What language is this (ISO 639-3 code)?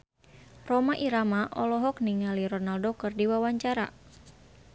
sun